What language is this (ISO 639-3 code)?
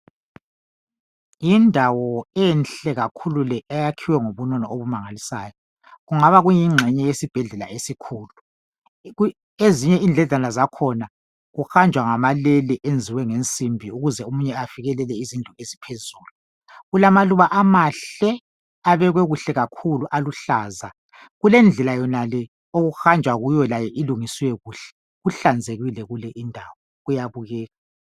nde